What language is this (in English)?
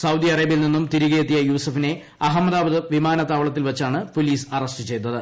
Malayalam